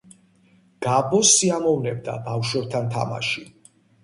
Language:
Georgian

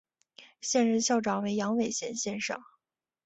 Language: Chinese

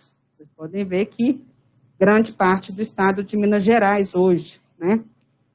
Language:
Portuguese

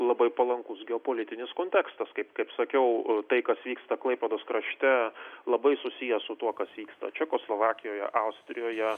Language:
Lithuanian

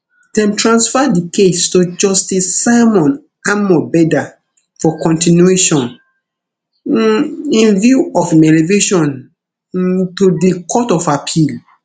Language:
Nigerian Pidgin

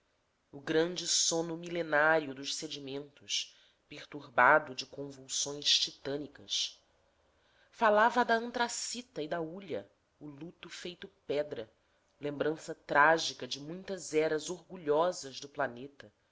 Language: Portuguese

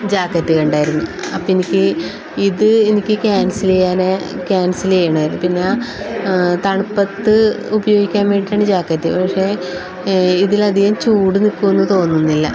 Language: Malayalam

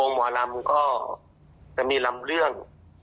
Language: Thai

